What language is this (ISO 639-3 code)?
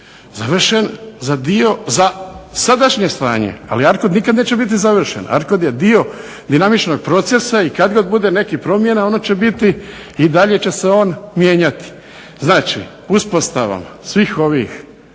hrv